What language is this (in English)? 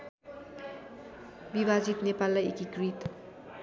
Nepali